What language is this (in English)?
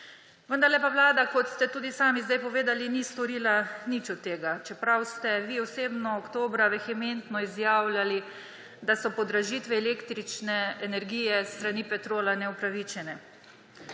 Slovenian